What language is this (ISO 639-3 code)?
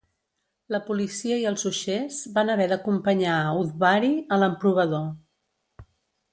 cat